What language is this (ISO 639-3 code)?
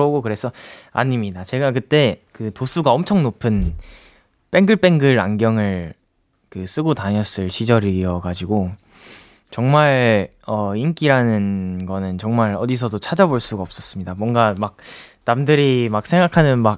kor